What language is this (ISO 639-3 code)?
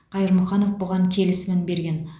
kaz